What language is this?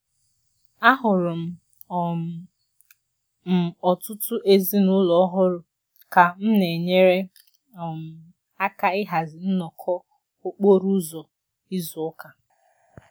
Igbo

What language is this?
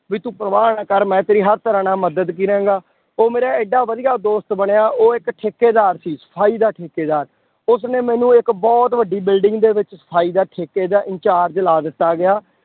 Punjabi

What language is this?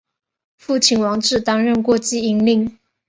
Chinese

